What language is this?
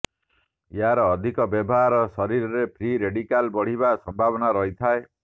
Odia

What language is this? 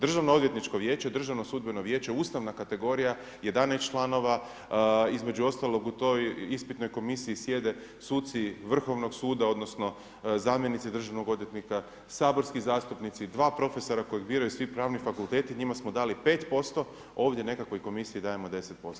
Croatian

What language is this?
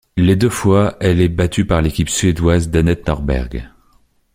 French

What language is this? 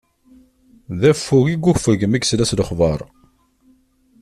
Kabyle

